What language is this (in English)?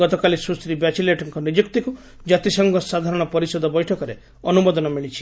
Odia